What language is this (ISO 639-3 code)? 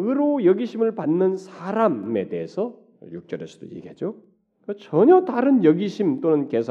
kor